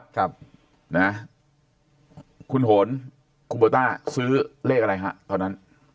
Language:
Thai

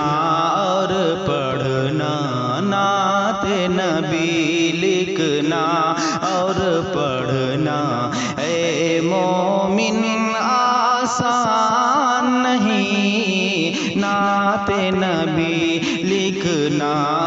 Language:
Urdu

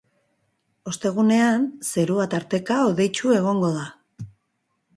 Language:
Basque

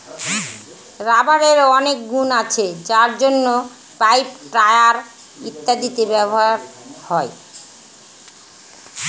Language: Bangla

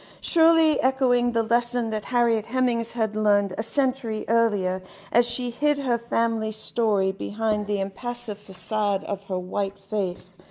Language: English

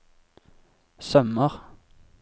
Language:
Norwegian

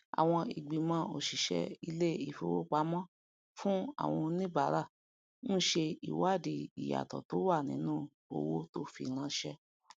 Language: Yoruba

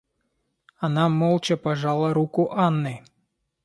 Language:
Russian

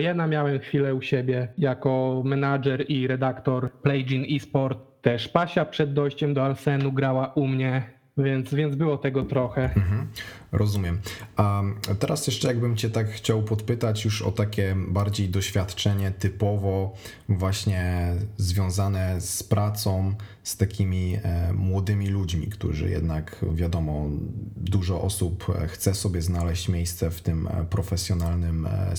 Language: Polish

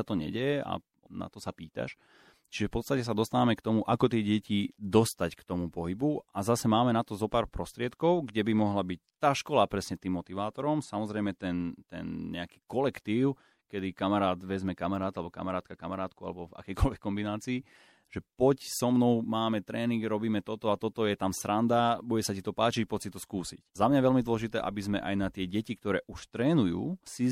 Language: Slovak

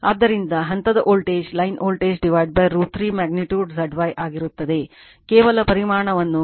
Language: Kannada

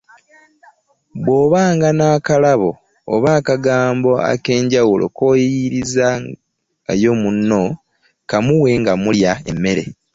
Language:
Ganda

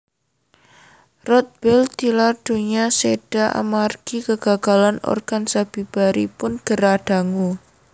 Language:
Javanese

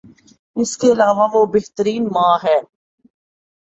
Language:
Urdu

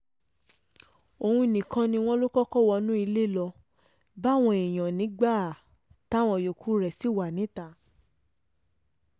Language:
Yoruba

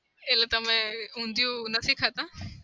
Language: Gujarati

